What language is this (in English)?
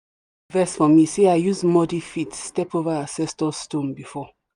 Nigerian Pidgin